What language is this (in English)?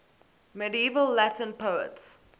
English